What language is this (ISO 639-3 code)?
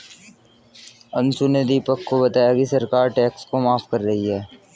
hin